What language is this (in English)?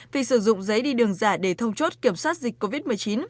Vietnamese